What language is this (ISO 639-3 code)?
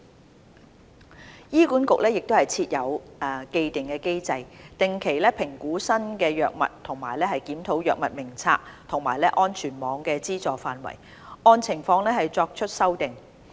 yue